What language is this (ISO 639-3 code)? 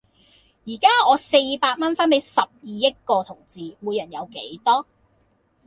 yue